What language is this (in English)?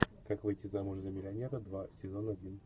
Russian